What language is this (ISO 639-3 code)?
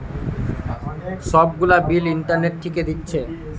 ben